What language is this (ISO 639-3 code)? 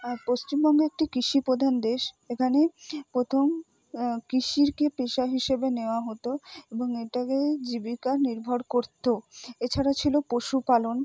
ben